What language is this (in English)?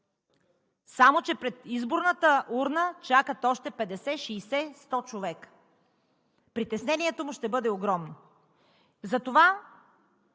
Bulgarian